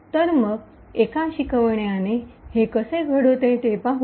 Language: Marathi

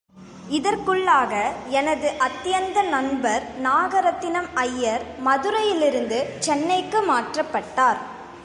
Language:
Tamil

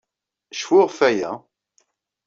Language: Kabyle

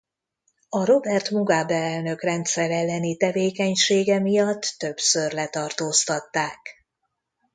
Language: Hungarian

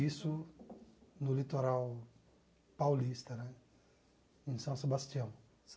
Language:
Portuguese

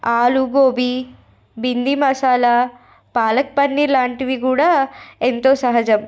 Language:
Telugu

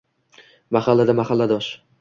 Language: Uzbek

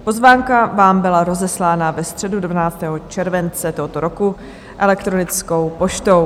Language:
Czech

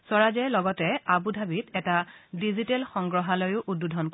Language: Assamese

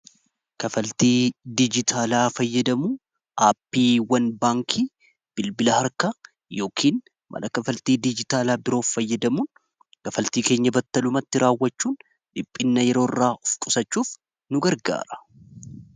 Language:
Oromo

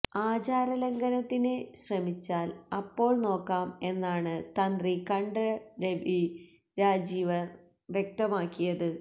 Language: Malayalam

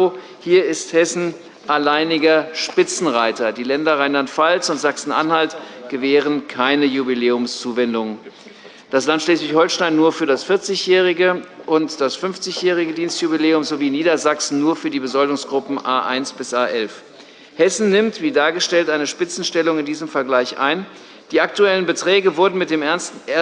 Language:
German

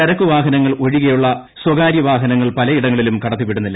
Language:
Malayalam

